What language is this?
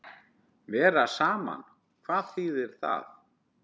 Icelandic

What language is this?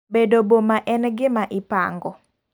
Luo (Kenya and Tanzania)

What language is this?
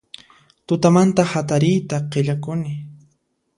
Puno Quechua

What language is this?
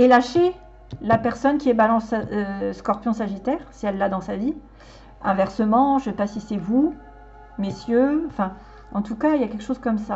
French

